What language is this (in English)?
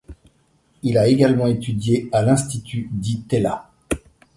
French